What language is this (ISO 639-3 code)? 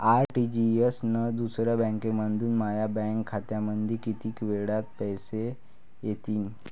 mar